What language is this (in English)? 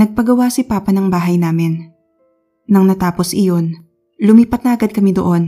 Filipino